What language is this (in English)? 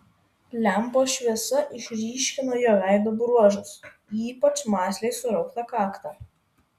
Lithuanian